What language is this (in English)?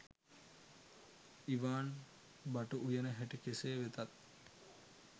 Sinhala